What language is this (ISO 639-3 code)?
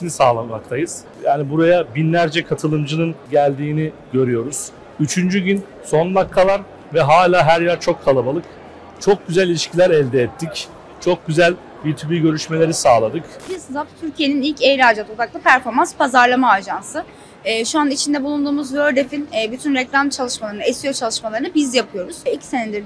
tur